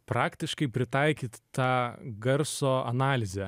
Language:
Lithuanian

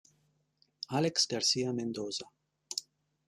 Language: Italian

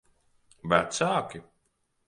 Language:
Latvian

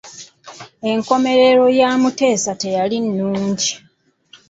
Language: Ganda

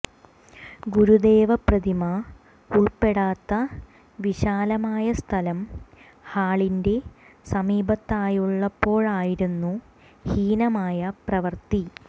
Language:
Malayalam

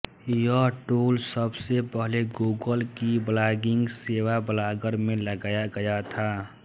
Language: Hindi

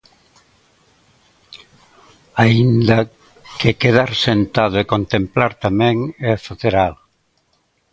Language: Galician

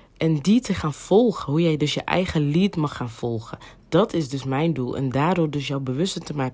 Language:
Dutch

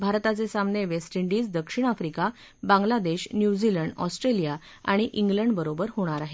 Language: Marathi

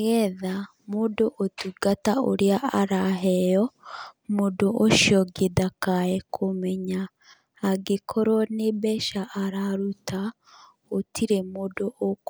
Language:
Kikuyu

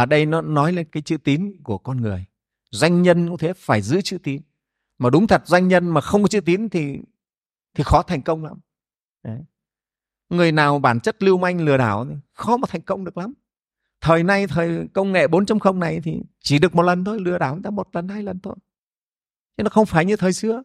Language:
Vietnamese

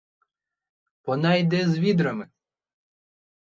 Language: Ukrainian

